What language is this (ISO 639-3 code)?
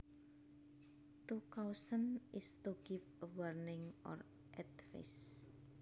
jav